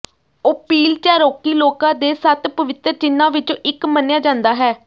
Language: Punjabi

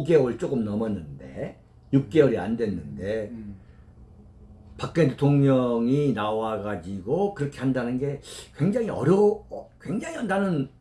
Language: Korean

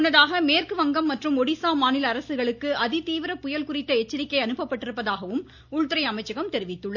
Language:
Tamil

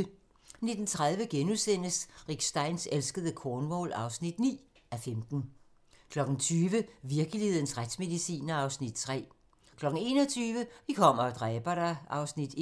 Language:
Danish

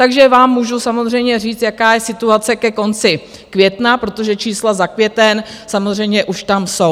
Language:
Czech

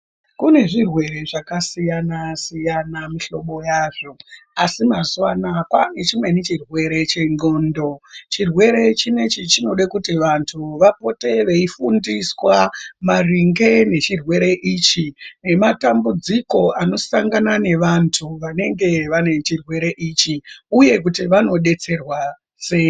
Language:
Ndau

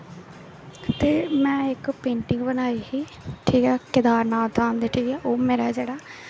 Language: Dogri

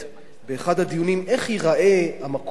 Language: Hebrew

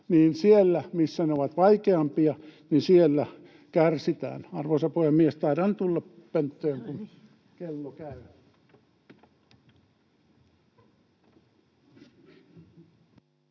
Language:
Finnish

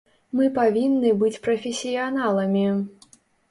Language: Belarusian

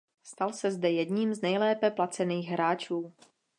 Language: Czech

